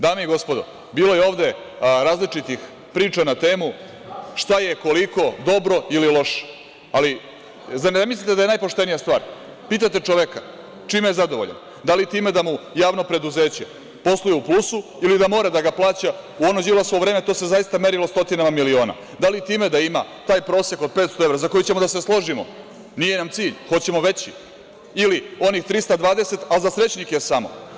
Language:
Serbian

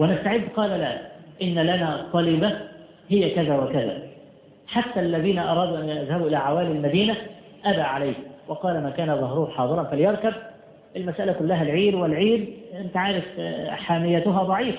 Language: Arabic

